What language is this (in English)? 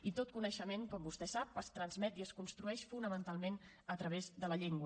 Catalan